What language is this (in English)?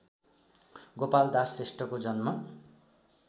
Nepali